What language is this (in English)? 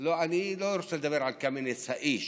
Hebrew